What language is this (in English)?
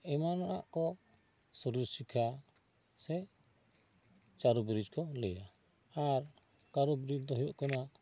Santali